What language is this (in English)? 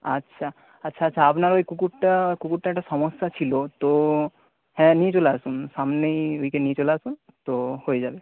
Bangla